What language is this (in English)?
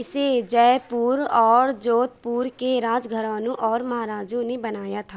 Urdu